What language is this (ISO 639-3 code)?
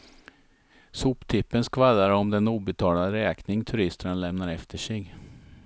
swe